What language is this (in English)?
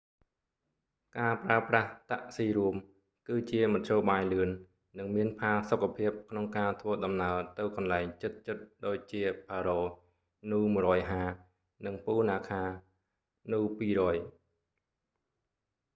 Khmer